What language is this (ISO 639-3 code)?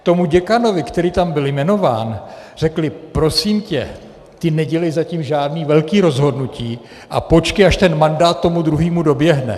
ces